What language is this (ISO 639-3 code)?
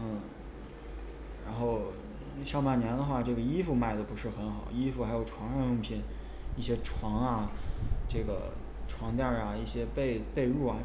zho